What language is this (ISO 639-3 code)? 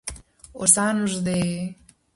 glg